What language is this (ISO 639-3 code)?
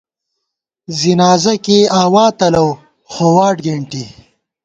gwt